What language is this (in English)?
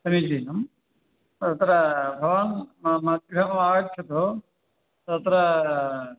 Sanskrit